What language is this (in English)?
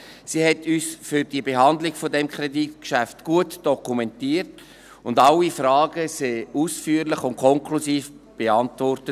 Swiss German